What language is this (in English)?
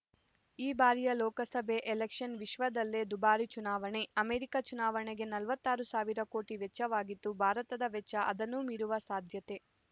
Kannada